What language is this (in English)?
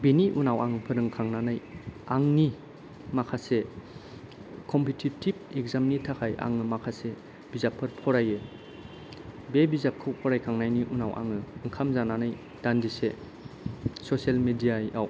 Bodo